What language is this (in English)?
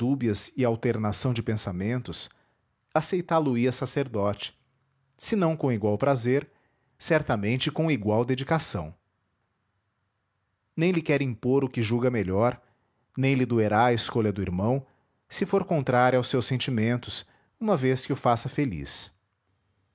Portuguese